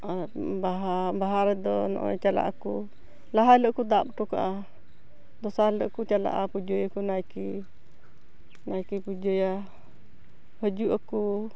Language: Santali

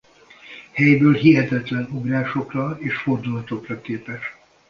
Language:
Hungarian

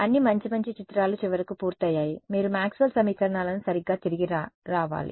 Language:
Telugu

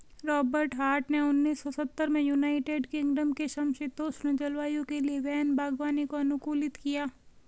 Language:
Hindi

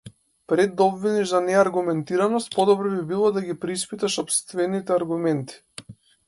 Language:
Macedonian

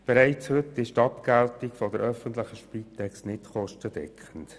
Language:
Swiss German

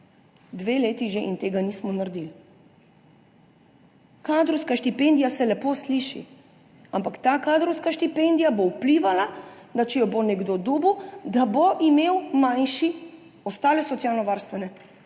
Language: Slovenian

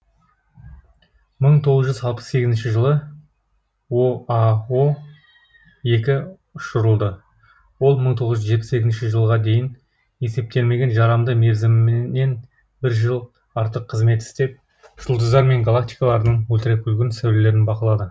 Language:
Kazakh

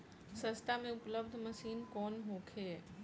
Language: Bhojpuri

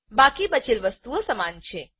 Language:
Gujarati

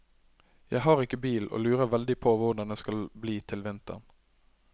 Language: Norwegian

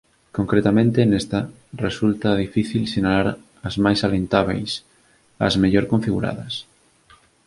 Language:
Galician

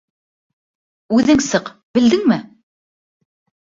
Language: Bashkir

